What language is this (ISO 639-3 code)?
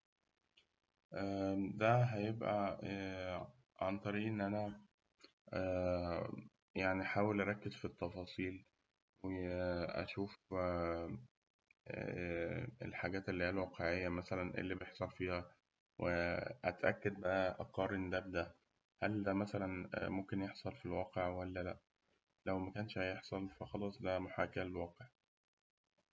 arz